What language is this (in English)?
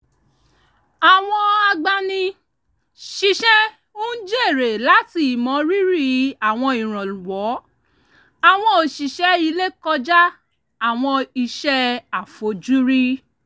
Yoruba